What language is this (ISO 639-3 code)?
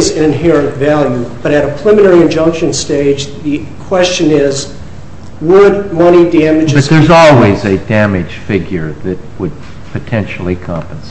eng